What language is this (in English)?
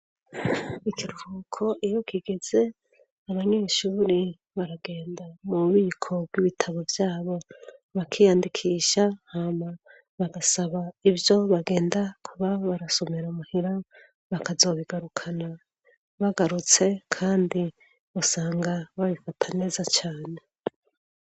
Rundi